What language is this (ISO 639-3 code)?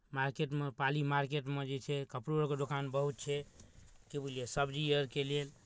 mai